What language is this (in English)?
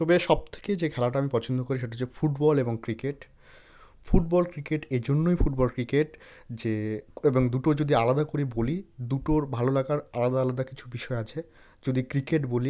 Bangla